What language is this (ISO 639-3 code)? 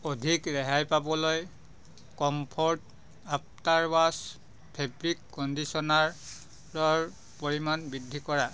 asm